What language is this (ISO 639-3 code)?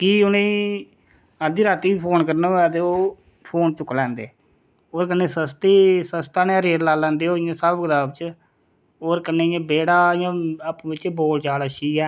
doi